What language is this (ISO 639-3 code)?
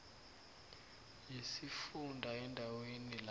nbl